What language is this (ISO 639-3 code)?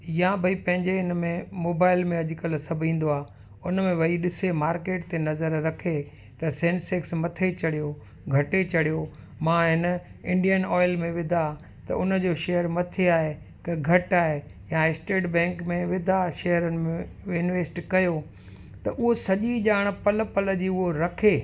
snd